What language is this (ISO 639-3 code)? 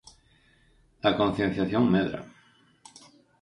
glg